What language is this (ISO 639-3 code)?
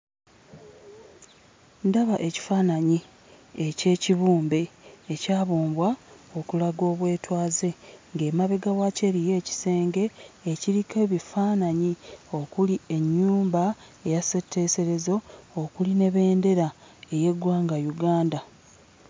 lug